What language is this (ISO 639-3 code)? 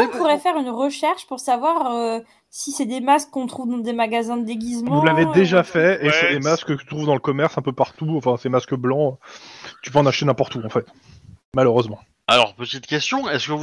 fra